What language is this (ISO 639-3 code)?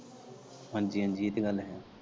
pan